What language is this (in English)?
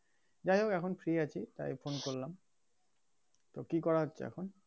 Bangla